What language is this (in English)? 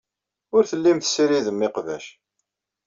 Kabyle